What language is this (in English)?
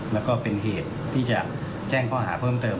Thai